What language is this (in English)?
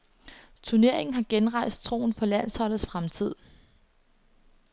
Danish